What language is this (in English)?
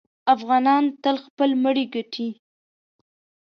Pashto